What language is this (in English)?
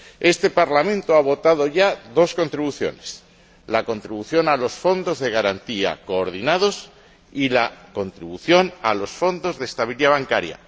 Spanish